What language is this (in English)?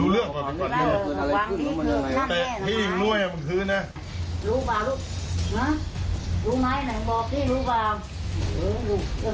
Thai